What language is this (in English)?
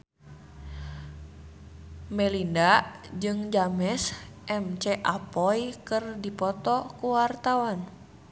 Sundanese